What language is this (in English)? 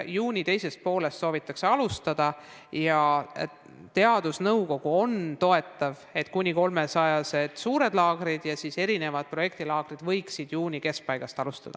Estonian